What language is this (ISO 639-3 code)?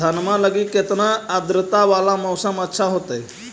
mag